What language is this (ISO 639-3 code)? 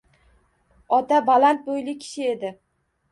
uzb